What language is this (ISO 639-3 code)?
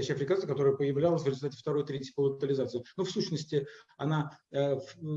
rus